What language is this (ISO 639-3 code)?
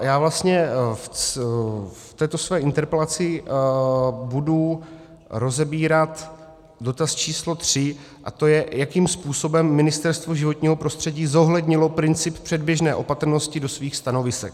ces